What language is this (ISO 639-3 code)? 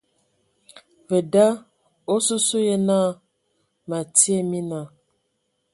ewo